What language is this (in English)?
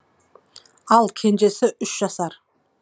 Kazakh